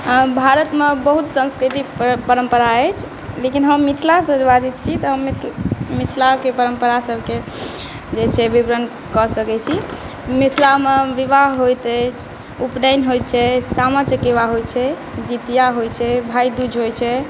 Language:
Maithili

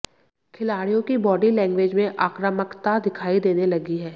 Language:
Hindi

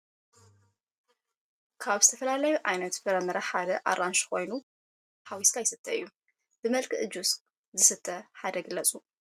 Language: Tigrinya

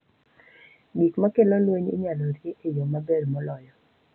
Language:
Luo (Kenya and Tanzania)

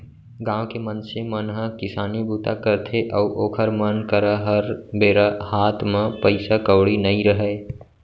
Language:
Chhattisgarhi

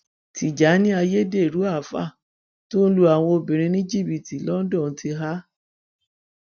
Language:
Yoruba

